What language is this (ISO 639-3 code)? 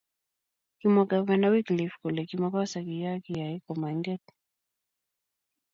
kln